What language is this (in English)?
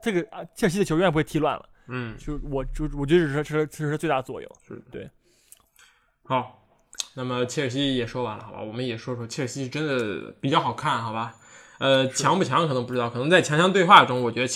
Chinese